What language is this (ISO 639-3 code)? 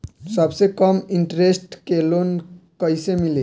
bho